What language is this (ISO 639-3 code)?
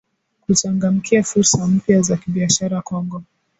swa